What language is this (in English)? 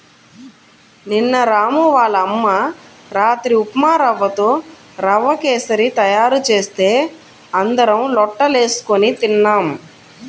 Telugu